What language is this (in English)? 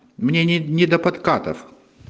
Russian